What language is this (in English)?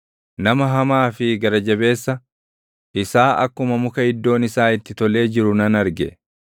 Oromo